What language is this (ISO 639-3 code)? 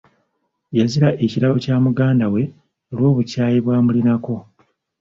lug